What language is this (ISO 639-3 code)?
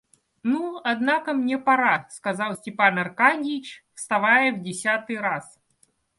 rus